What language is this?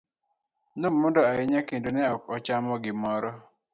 Luo (Kenya and Tanzania)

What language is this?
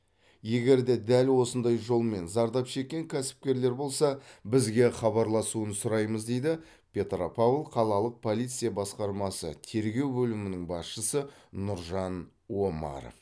Kazakh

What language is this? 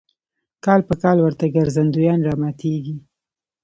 Pashto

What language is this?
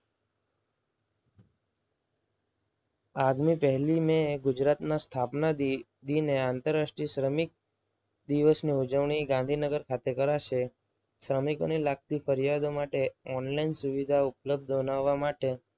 Gujarati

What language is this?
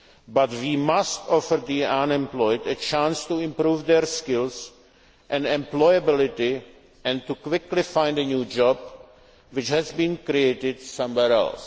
English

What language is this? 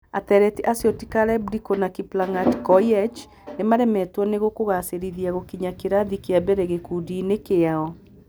Kikuyu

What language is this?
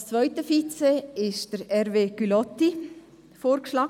Swiss German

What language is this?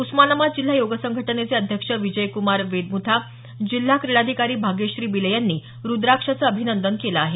Marathi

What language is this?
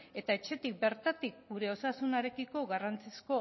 Basque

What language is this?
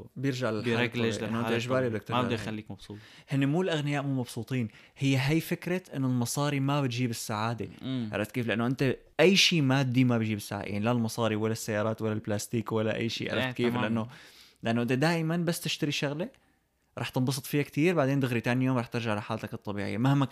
Arabic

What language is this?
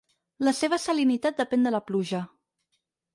Catalan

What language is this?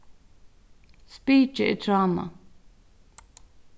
Faroese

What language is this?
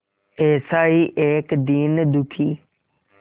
Hindi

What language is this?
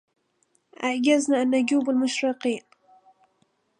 Arabic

